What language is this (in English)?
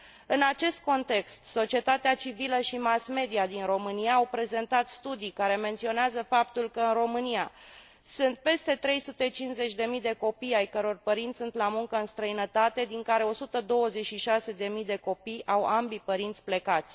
Romanian